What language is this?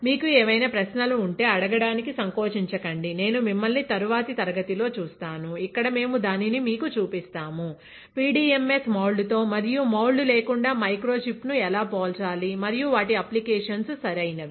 Telugu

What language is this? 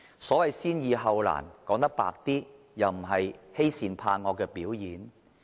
Cantonese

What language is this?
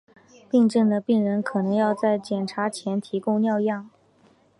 Chinese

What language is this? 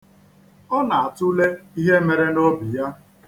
Igbo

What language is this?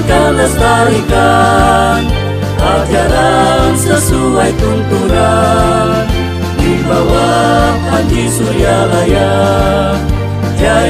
Indonesian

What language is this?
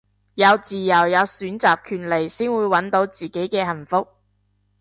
Cantonese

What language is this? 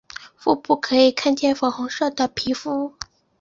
Chinese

